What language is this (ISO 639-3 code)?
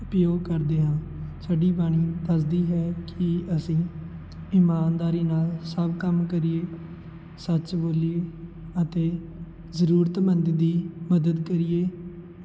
pan